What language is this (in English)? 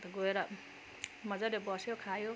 Nepali